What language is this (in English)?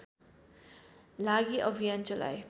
Nepali